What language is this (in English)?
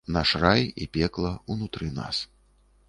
Belarusian